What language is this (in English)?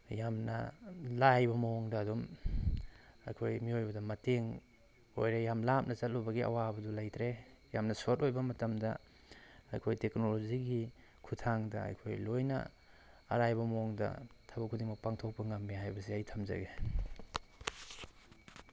Manipuri